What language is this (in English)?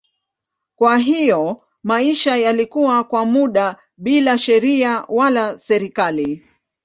Swahili